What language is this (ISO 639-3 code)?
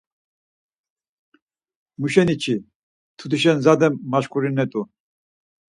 lzz